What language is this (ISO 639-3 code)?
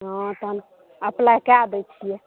mai